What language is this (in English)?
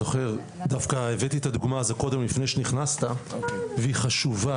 Hebrew